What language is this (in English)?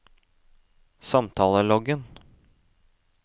Norwegian